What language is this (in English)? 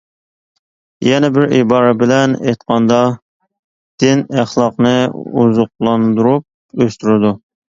Uyghur